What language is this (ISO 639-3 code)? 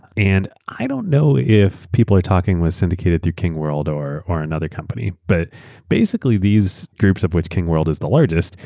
eng